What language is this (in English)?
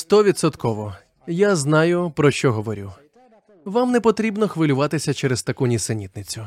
Ukrainian